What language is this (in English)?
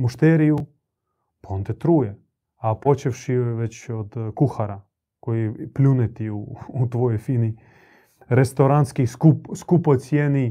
Croatian